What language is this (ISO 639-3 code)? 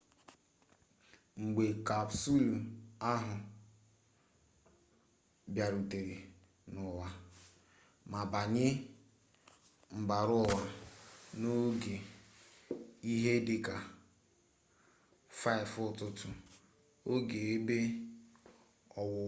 ibo